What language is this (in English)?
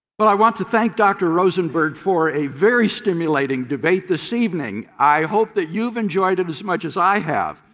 English